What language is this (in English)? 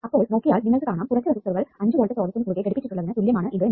Malayalam